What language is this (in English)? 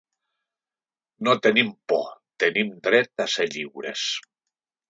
Catalan